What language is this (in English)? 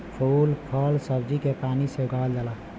Bhojpuri